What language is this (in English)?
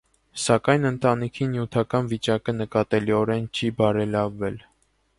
Armenian